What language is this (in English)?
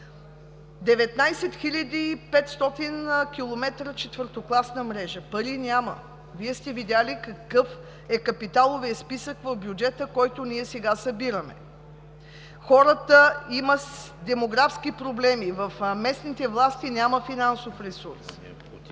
Bulgarian